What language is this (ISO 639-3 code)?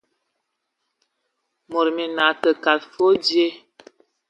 ewo